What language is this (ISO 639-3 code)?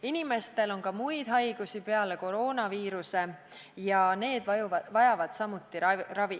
est